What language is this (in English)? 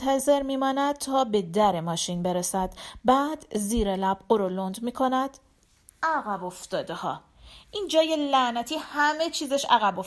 Persian